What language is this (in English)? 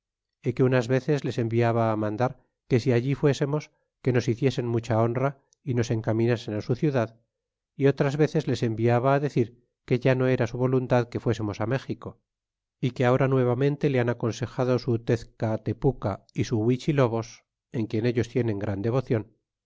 Spanish